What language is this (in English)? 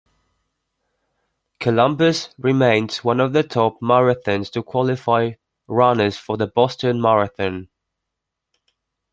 English